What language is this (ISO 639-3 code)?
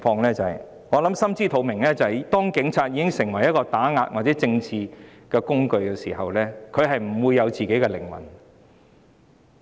yue